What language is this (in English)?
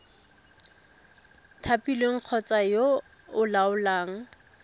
Tswana